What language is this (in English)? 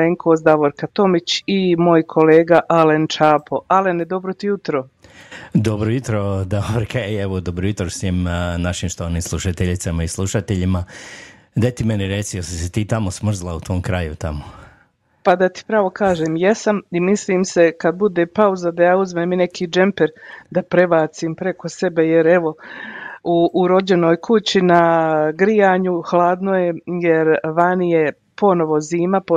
Croatian